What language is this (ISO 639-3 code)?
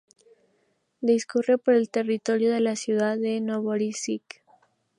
spa